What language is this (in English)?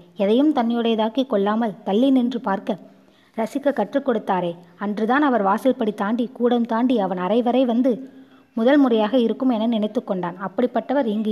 Tamil